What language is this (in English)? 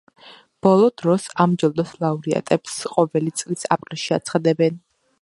Georgian